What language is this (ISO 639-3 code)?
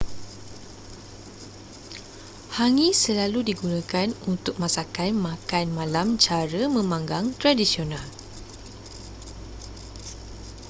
msa